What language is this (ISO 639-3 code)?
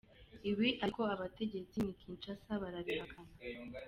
kin